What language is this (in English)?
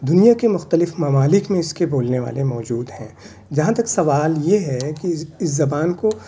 Urdu